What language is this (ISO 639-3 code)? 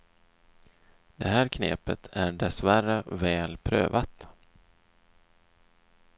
swe